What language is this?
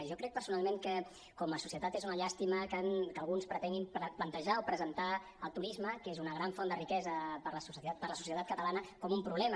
Catalan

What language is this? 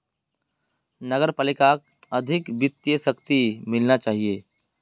Magahi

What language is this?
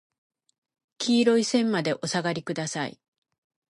Japanese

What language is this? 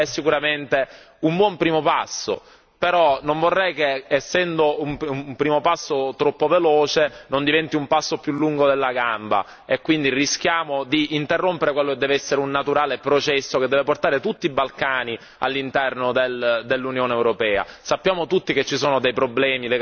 Italian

